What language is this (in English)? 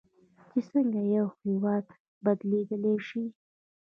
Pashto